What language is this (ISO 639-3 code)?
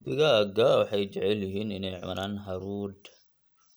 som